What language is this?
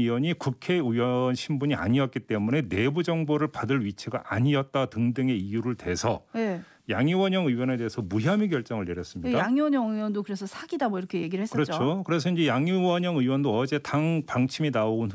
Korean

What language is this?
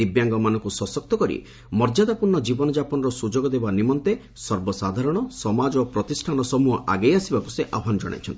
Odia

